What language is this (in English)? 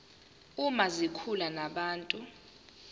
Zulu